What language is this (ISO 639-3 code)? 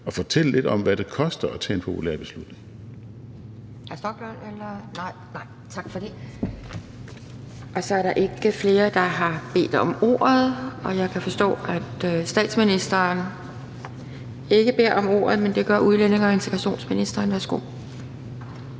dan